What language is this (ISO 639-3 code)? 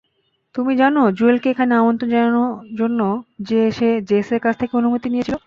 ben